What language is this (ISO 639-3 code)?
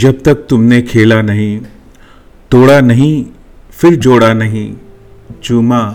hin